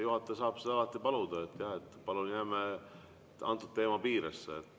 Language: Estonian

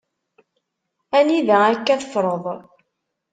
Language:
Kabyle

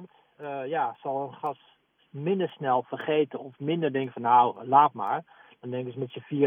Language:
Dutch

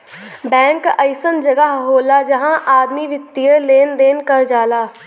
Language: Bhojpuri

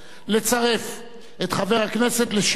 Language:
Hebrew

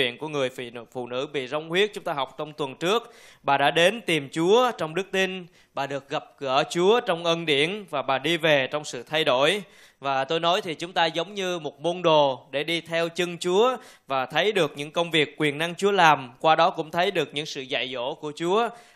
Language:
Vietnamese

